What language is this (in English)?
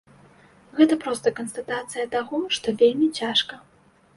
Belarusian